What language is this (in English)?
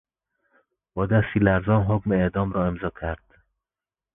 Persian